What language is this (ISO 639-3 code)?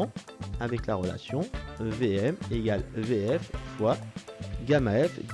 fra